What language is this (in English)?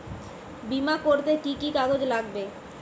Bangla